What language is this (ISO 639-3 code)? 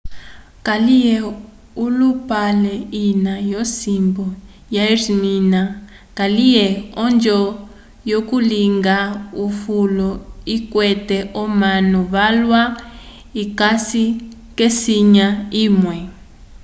umb